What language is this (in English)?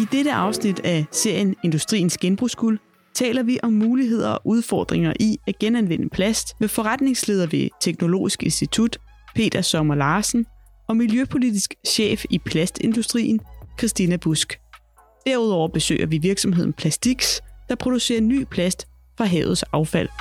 Danish